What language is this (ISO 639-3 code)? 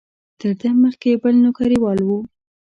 pus